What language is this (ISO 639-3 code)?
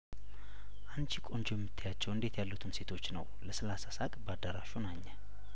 amh